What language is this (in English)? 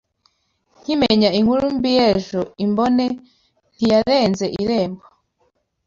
Kinyarwanda